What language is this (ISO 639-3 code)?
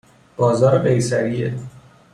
fas